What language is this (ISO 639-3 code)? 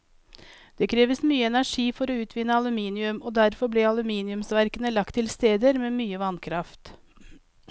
nor